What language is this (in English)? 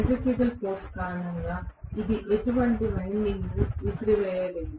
Telugu